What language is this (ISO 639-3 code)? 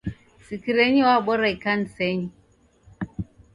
dav